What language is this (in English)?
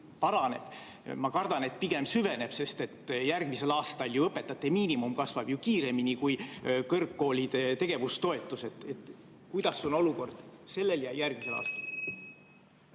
Estonian